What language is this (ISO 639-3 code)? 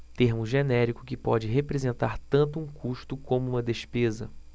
por